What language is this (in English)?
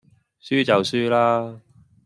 Cantonese